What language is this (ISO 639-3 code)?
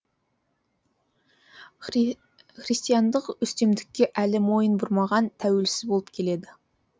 kaz